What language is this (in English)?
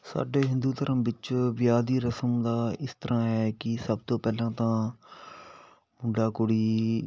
Punjabi